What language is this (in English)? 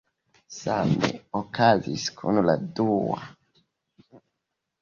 Esperanto